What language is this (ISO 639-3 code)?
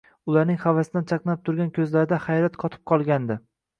uzb